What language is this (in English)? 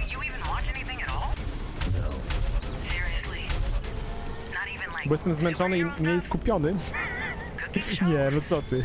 Polish